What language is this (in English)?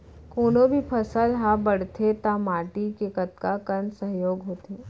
Chhattisgarhi